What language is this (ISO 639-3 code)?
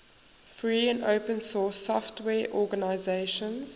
eng